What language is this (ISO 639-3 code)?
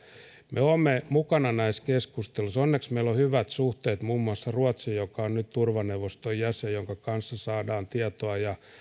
fin